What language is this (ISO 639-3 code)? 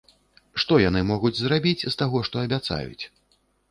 bel